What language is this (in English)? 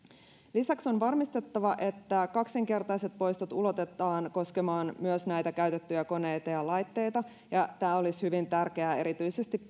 Finnish